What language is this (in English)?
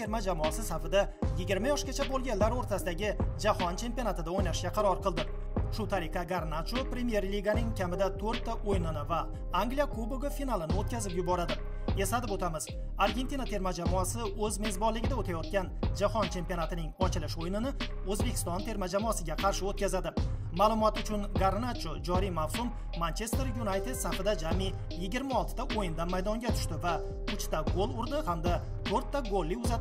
Turkish